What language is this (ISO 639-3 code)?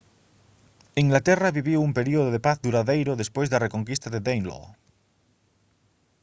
glg